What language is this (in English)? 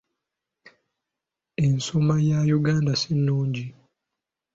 Ganda